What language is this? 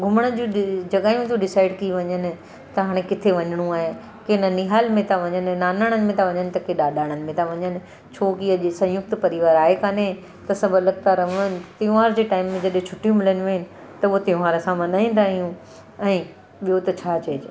Sindhi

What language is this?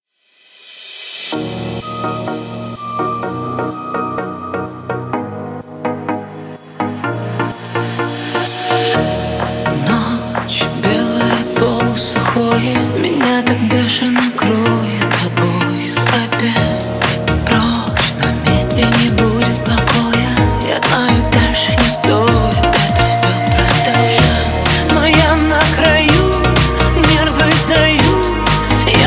Ukrainian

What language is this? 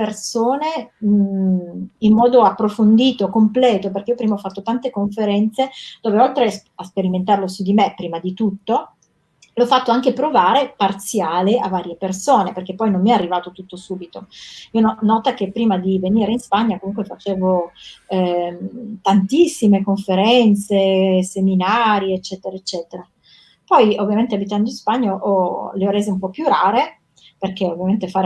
Italian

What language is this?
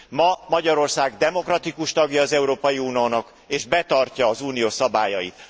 Hungarian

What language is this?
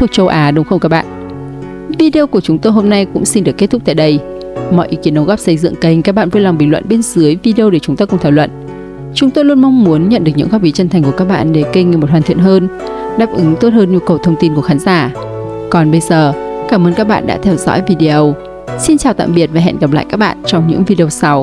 Vietnamese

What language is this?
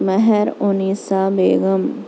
Urdu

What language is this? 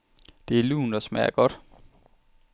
Danish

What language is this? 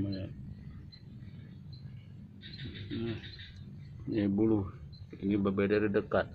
Indonesian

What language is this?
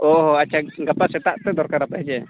Santali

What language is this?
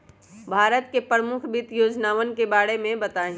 Magahi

